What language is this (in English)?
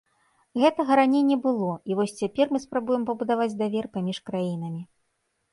Belarusian